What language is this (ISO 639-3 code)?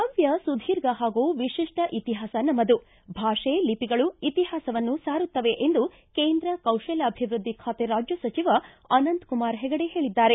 kan